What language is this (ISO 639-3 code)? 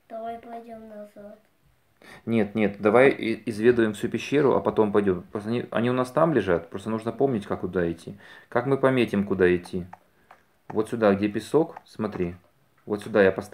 rus